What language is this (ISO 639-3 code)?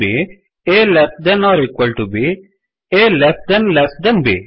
san